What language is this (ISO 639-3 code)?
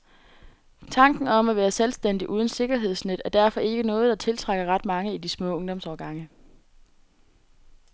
dan